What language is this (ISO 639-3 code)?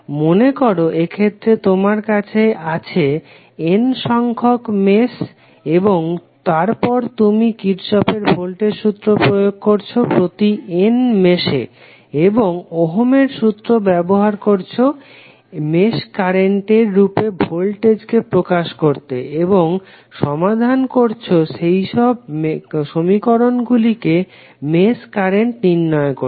ben